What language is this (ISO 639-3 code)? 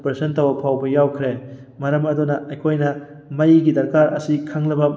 mni